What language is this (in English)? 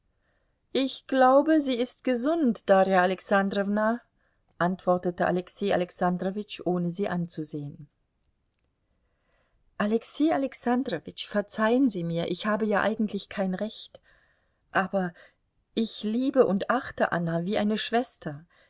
German